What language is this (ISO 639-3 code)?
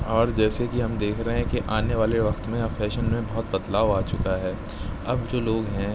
urd